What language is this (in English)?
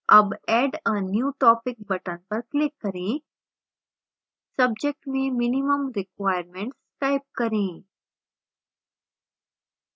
Hindi